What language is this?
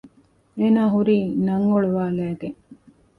Divehi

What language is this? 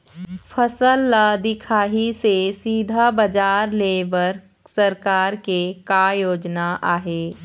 Chhattisgarhi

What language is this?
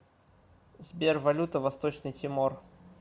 Russian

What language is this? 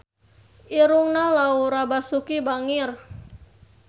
Sundanese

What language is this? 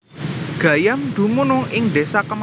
Javanese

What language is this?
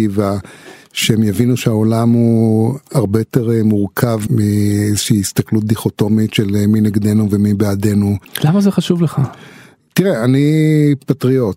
Hebrew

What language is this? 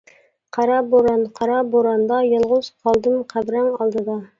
Uyghur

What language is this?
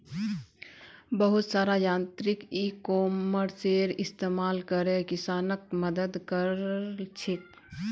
Magahi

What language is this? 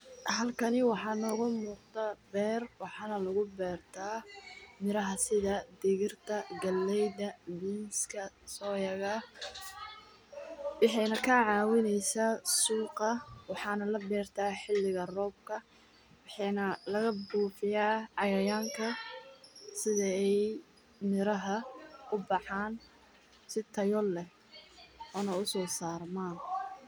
Somali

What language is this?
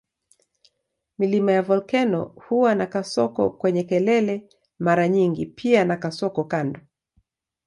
Swahili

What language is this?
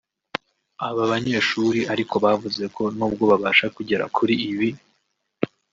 Kinyarwanda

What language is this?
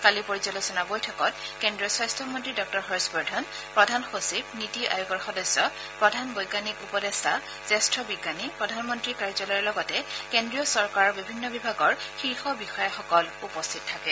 Assamese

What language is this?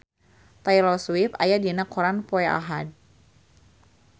Sundanese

